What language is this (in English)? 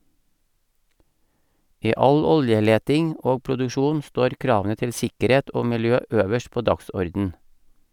Norwegian